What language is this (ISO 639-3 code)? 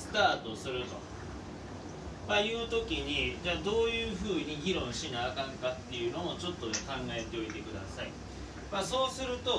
jpn